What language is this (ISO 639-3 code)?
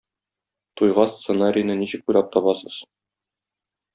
tat